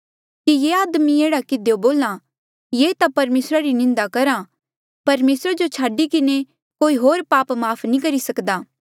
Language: Mandeali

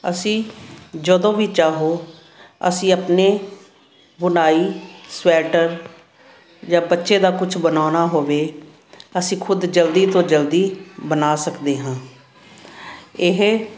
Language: Punjabi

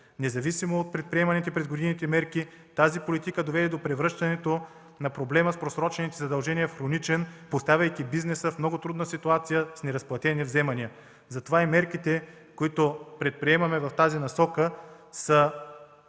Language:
Bulgarian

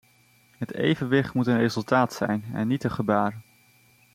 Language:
Dutch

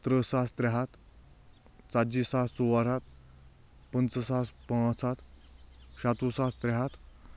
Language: Kashmiri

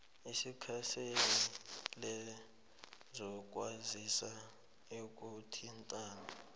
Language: South Ndebele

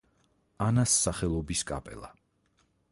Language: Georgian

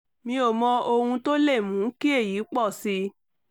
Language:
Yoruba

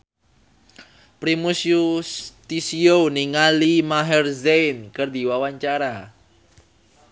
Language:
Sundanese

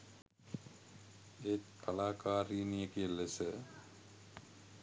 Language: Sinhala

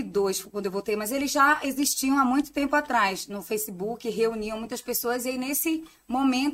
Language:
Portuguese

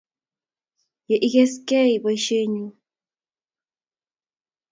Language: Kalenjin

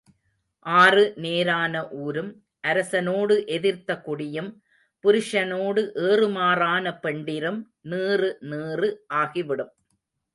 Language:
Tamil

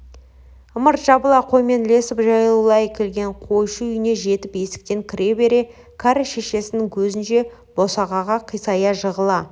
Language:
Kazakh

